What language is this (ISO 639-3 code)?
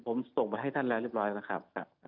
tha